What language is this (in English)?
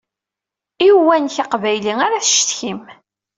Kabyle